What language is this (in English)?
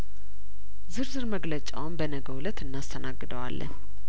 Amharic